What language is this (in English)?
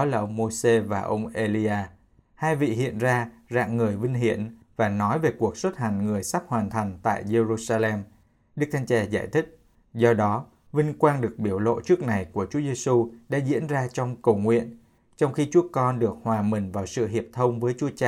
Vietnamese